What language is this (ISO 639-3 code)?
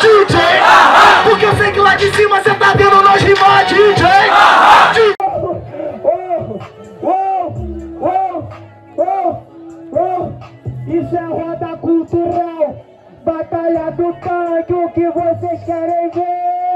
por